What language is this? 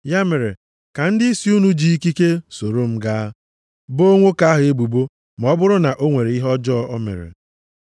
Igbo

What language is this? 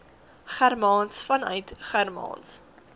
Afrikaans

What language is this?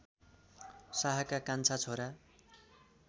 Nepali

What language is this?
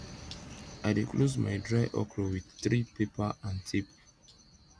Nigerian Pidgin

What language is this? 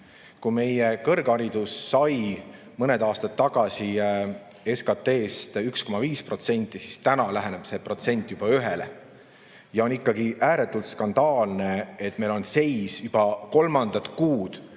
Estonian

